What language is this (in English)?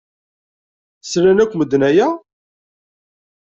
Kabyle